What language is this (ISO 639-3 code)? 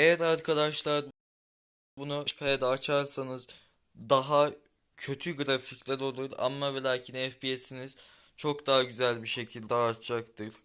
tur